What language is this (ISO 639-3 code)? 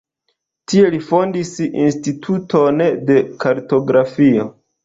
epo